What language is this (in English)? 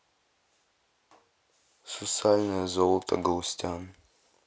Russian